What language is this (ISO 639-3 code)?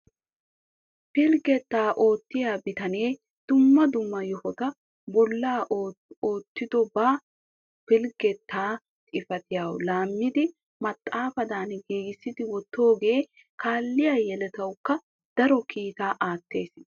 wal